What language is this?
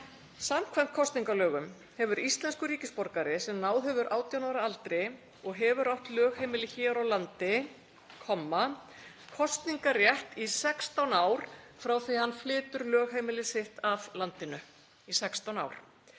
Icelandic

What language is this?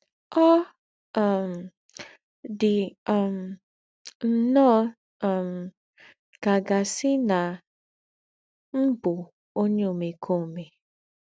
Igbo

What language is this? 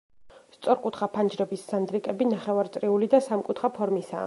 Georgian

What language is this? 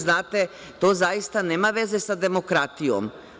Serbian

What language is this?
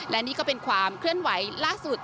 Thai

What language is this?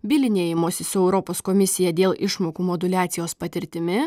Lithuanian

